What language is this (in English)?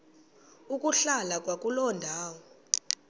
Xhosa